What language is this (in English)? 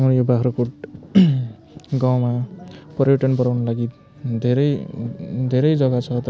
Nepali